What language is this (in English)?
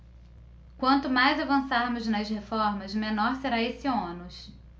Portuguese